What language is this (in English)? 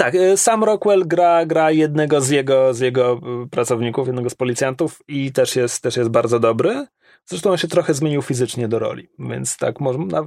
Polish